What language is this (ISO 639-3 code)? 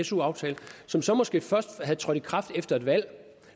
dan